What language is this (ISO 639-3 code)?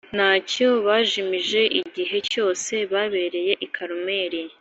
kin